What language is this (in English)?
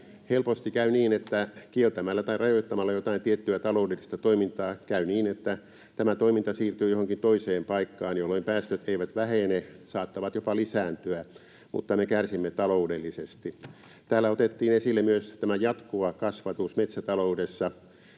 Finnish